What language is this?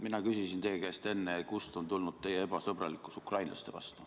Estonian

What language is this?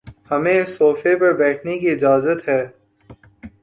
Urdu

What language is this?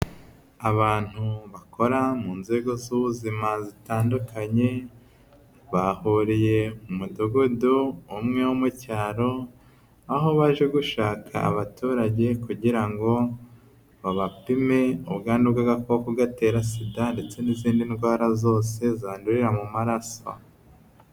Kinyarwanda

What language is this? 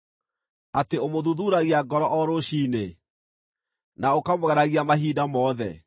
Kikuyu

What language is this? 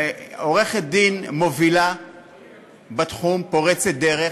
Hebrew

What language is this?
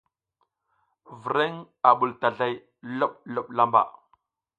South Giziga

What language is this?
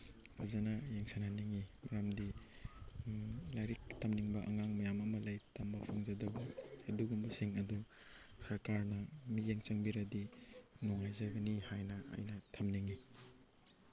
Manipuri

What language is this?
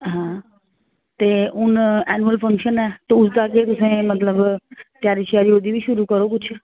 Dogri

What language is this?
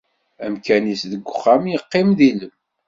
Kabyle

